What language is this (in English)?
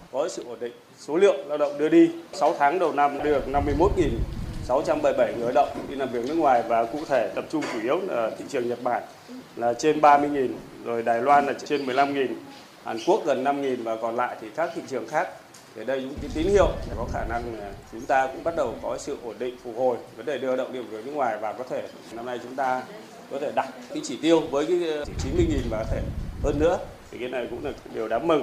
Vietnamese